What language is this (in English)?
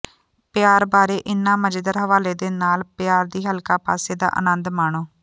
Punjabi